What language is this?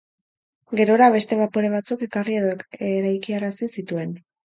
Basque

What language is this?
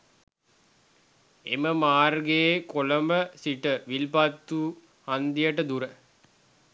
Sinhala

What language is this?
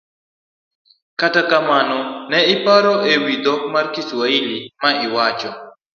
Luo (Kenya and Tanzania)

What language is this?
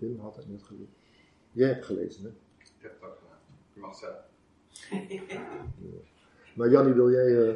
Dutch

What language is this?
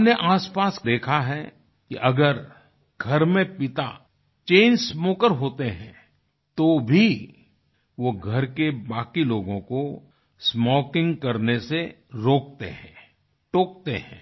Hindi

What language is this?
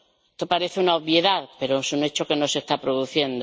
Spanish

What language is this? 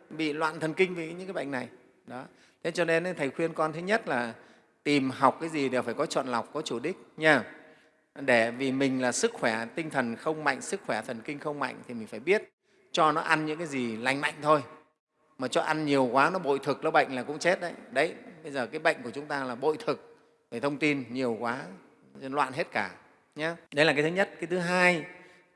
Vietnamese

